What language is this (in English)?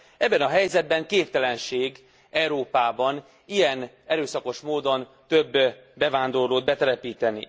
Hungarian